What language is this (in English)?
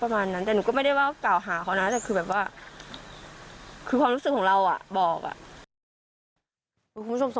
Thai